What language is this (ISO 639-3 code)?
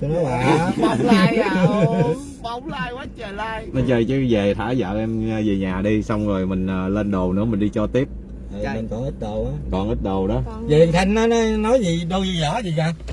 vie